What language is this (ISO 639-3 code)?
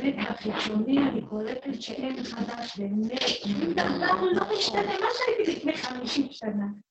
heb